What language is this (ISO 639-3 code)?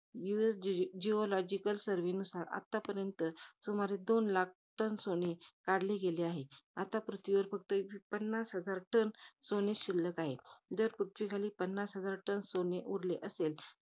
mar